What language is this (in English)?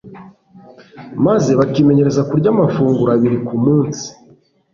Kinyarwanda